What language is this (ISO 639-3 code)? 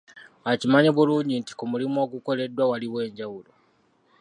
lug